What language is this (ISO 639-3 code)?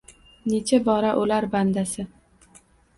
uzb